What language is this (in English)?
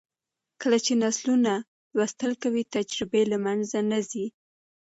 Pashto